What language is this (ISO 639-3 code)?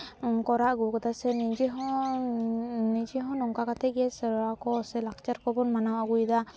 sat